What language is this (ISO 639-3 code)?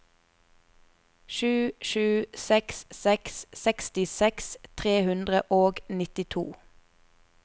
nor